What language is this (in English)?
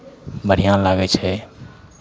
Maithili